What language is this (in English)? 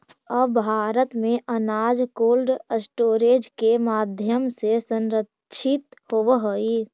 Magahi